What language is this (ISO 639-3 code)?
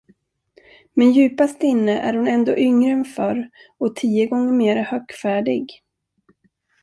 swe